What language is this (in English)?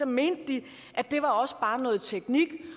Danish